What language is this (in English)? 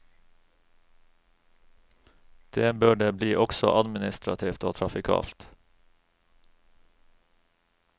Norwegian